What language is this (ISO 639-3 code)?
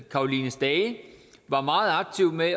dan